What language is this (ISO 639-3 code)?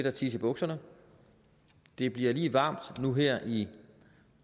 dan